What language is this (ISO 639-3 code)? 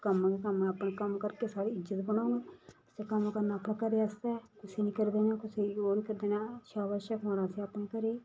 doi